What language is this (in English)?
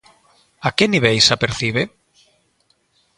Galician